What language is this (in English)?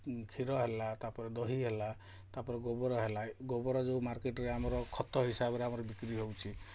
Odia